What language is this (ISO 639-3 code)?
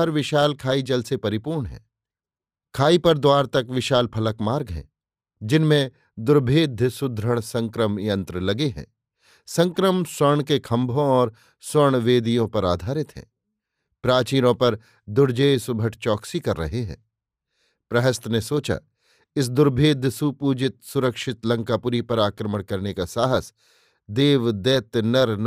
hin